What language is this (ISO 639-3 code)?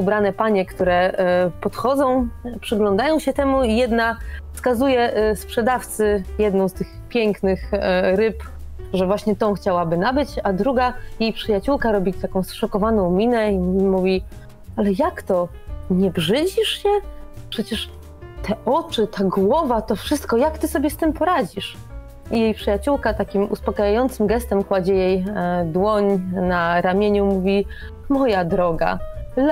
pol